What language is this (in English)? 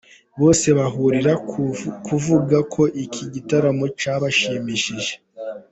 Kinyarwanda